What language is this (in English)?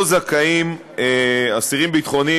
Hebrew